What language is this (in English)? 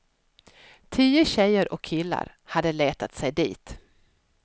Swedish